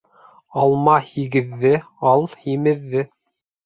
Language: Bashkir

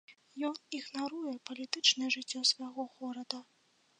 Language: Belarusian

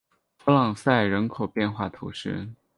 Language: Chinese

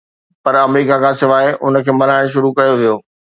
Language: Sindhi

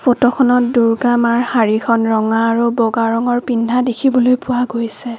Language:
Assamese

